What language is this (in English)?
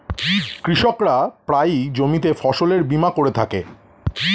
Bangla